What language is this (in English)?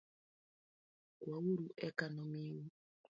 Luo (Kenya and Tanzania)